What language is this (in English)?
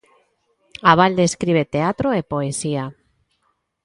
Galician